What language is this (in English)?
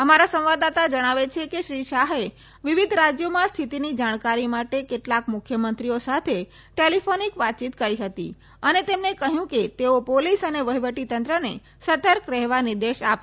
Gujarati